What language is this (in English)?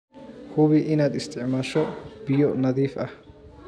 Somali